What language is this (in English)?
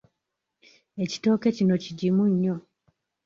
Ganda